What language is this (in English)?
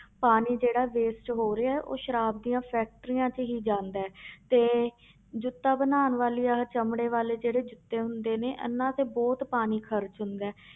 Punjabi